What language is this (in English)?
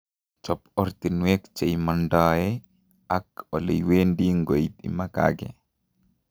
Kalenjin